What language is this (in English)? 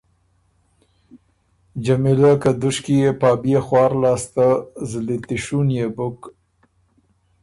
Ormuri